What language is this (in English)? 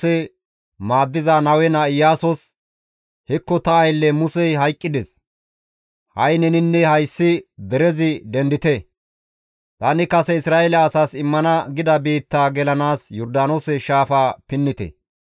Gamo